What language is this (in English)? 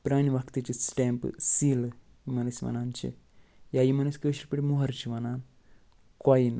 Kashmiri